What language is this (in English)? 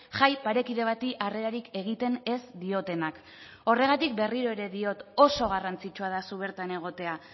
Basque